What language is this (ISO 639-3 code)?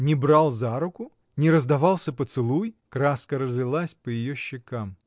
rus